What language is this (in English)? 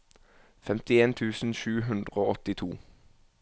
Norwegian